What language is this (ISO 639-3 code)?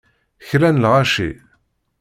kab